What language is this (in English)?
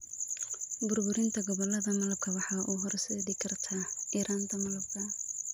Somali